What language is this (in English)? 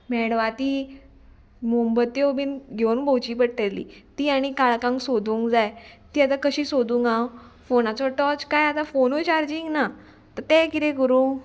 Konkani